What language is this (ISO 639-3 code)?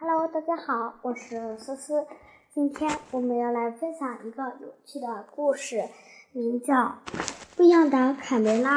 zho